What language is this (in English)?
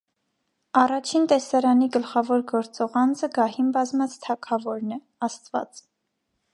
Armenian